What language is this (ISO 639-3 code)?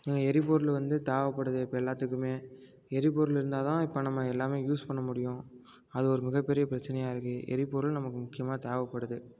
tam